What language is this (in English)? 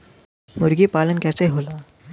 Bhojpuri